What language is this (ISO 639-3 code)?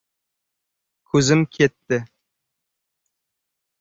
uzb